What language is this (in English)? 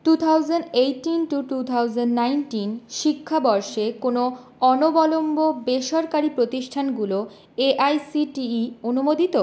Bangla